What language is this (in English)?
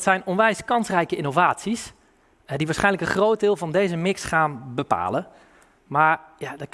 Dutch